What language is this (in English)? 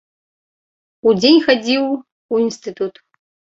Belarusian